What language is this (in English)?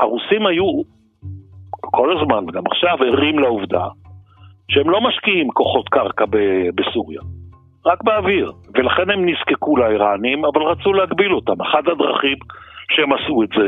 Hebrew